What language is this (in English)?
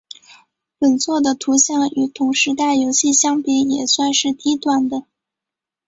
Chinese